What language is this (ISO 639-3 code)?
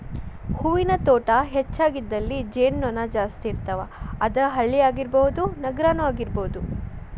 kan